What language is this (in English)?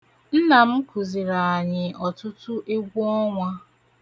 Igbo